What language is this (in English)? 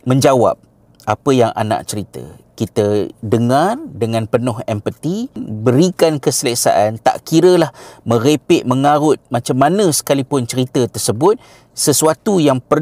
Malay